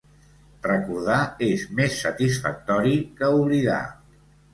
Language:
Catalan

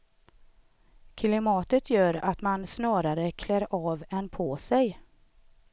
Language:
Swedish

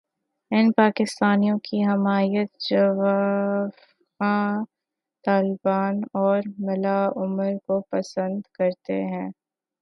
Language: Urdu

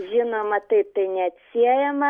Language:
Lithuanian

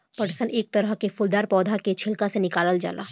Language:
Bhojpuri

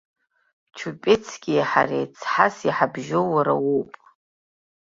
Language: Abkhazian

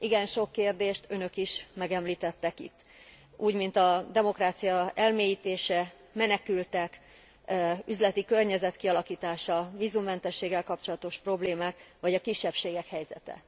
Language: Hungarian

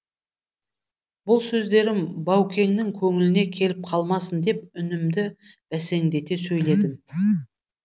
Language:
Kazakh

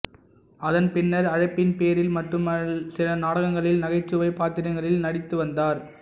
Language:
Tamil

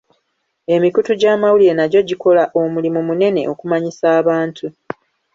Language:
Ganda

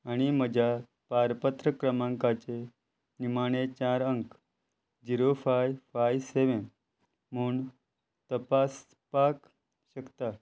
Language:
Konkani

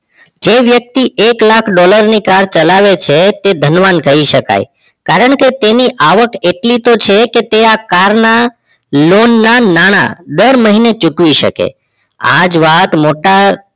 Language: Gujarati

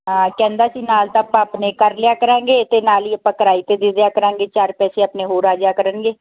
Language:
Punjabi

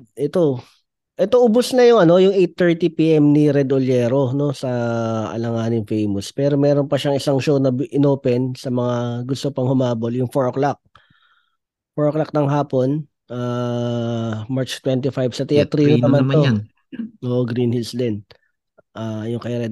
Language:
Filipino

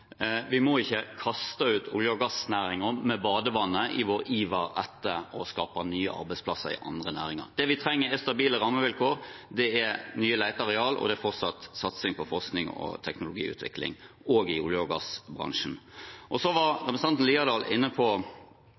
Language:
Norwegian Bokmål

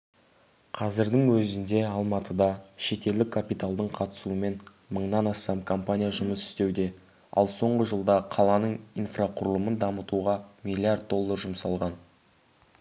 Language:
Kazakh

